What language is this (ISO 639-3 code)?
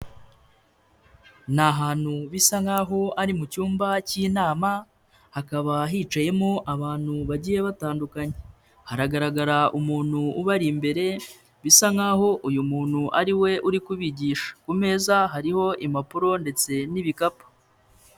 kin